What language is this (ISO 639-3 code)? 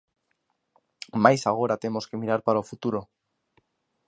glg